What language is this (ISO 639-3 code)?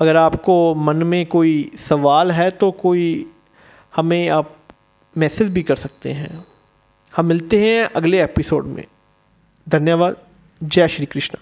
hin